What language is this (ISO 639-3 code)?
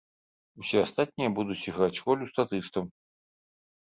bel